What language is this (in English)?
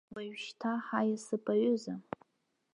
Abkhazian